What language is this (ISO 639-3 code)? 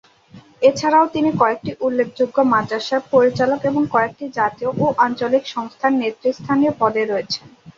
ben